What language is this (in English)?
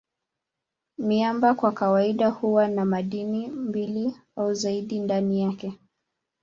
Swahili